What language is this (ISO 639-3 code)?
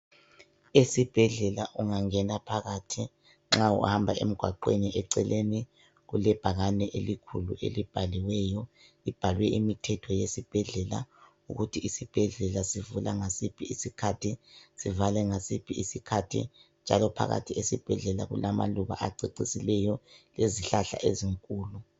nde